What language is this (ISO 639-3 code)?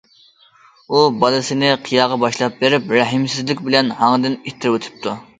uig